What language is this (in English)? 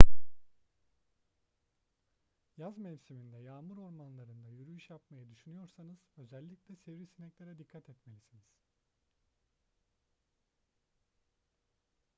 Turkish